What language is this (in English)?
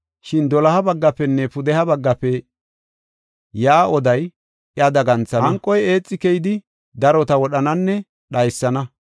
Gofa